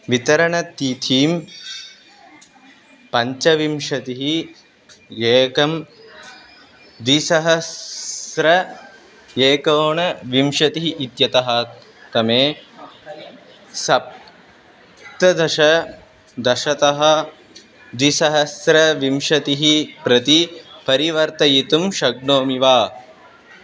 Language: Sanskrit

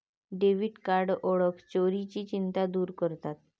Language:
Marathi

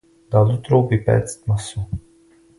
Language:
Czech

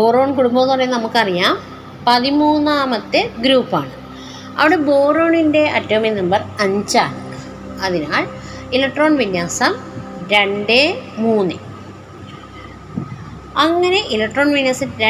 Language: Malayalam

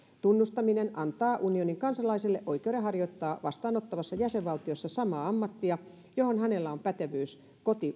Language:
Finnish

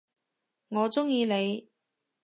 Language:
Cantonese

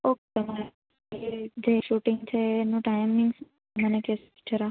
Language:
Gujarati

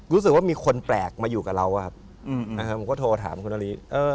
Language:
Thai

